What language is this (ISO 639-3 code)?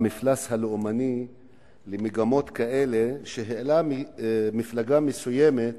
heb